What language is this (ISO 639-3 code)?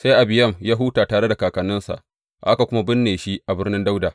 hau